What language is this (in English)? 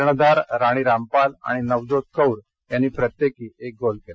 Marathi